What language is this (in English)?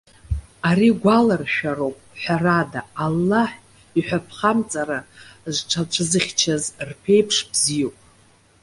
Abkhazian